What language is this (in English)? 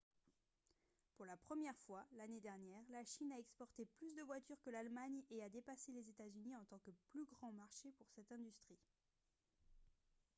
French